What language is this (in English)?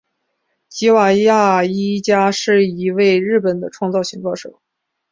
Chinese